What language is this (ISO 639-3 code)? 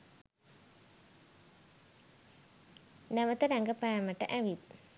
sin